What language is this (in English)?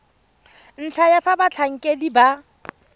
Tswana